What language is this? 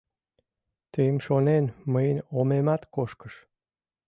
Mari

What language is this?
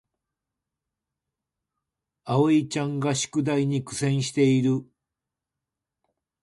Japanese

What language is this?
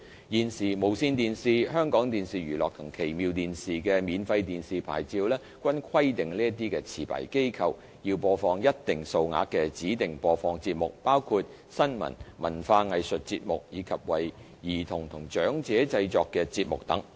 Cantonese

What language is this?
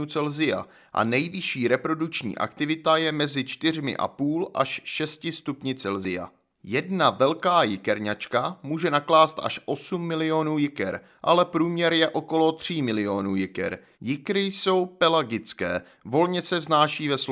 Czech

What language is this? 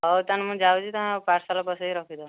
Odia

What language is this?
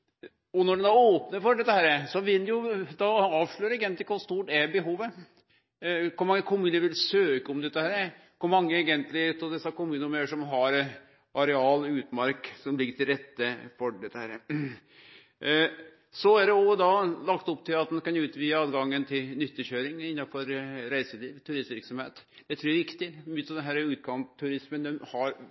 Norwegian Nynorsk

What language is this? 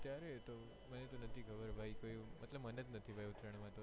Gujarati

